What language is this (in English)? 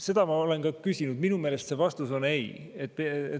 Estonian